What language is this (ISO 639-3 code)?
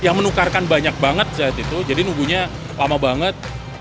ind